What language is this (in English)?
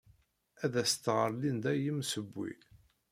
Kabyle